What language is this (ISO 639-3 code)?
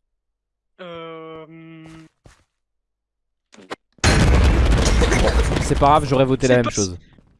fra